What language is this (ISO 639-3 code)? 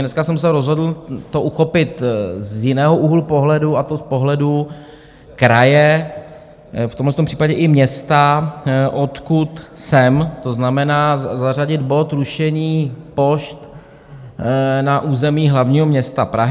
ces